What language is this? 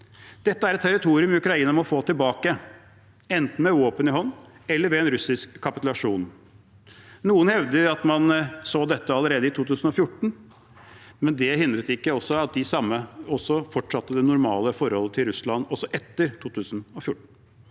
Norwegian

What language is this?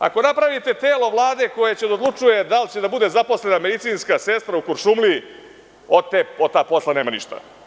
Serbian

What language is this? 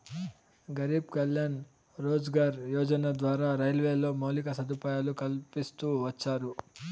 Telugu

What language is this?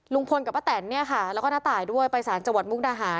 Thai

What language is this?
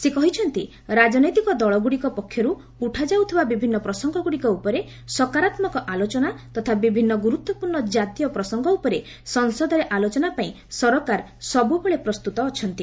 Odia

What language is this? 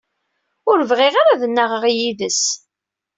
Kabyle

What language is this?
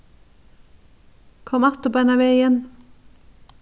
Faroese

